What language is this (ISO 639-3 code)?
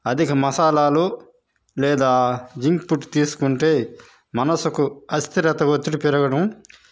tel